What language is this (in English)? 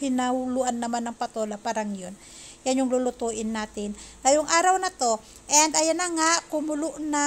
Filipino